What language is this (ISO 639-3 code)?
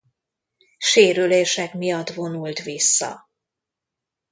hun